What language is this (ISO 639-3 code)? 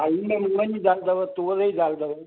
snd